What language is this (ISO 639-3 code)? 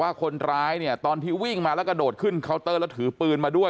tha